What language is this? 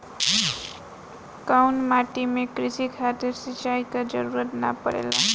Bhojpuri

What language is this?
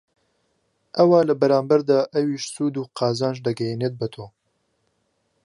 Central Kurdish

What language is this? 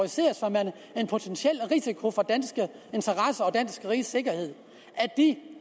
Danish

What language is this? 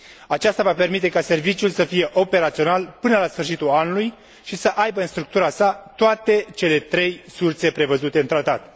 Romanian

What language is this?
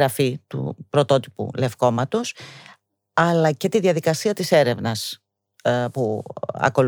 Greek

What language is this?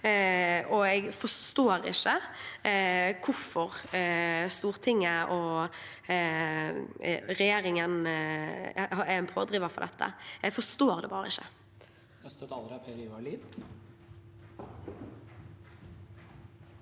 Norwegian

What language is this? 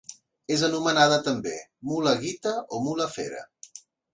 Catalan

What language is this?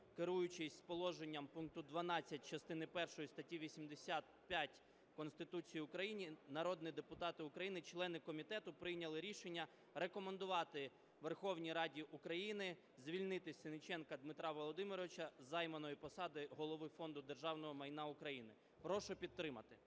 Ukrainian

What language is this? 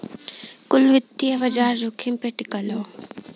Bhojpuri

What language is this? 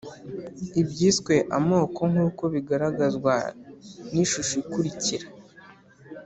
Kinyarwanda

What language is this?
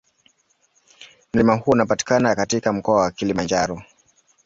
Swahili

